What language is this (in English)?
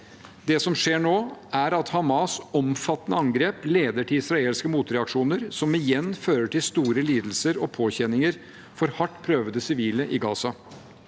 Norwegian